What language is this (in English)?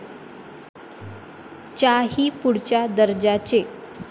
Marathi